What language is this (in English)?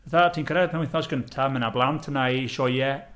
Welsh